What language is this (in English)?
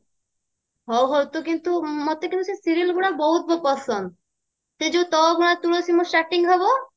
Odia